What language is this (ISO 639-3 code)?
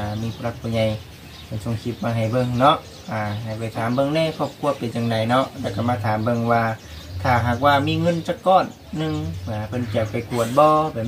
tha